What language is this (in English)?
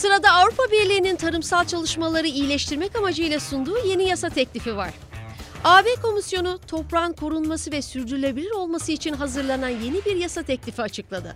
Turkish